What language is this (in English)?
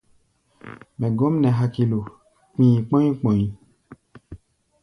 Gbaya